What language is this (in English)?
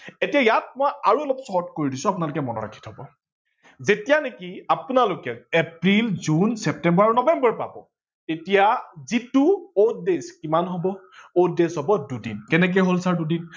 Assamese